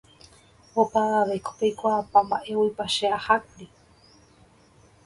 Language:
Guarani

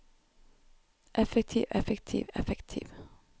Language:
Norwegian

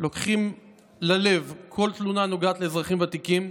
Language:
Hebrew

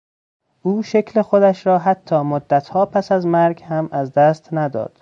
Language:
Persian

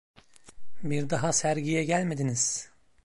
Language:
Turkish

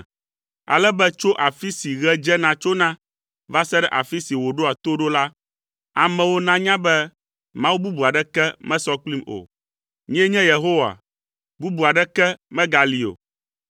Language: Ewe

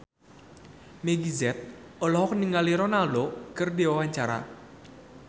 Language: Sundanese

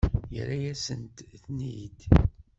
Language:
Kabyle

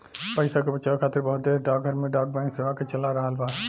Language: Bhojpuri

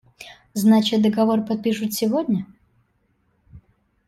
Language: Russian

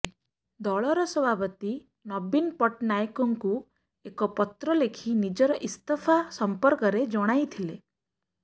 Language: Odia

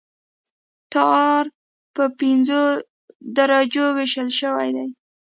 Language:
Pashto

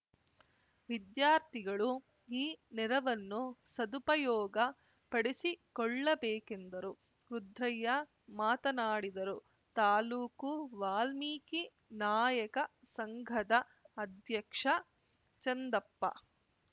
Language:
Kannada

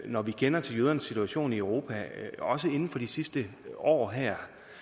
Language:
Danish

